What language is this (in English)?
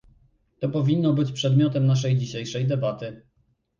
Polish